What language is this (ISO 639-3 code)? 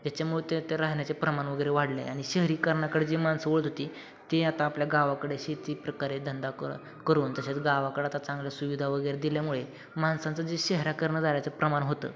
mar